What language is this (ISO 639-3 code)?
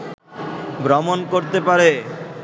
ben